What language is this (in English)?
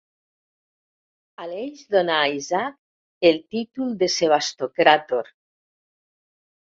Catalan